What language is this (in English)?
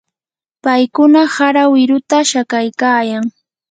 Yanahuanca Pasco Quechua